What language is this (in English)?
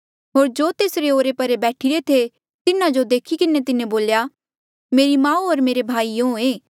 Mandeali